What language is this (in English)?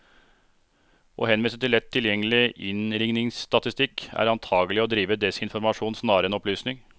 Norwegian